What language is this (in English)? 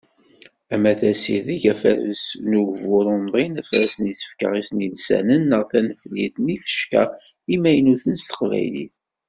Kabyle